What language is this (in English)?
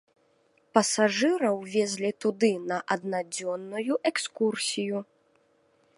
Belarusian